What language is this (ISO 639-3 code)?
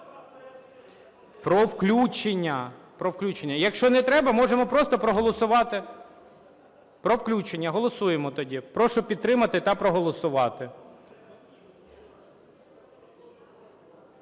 ukr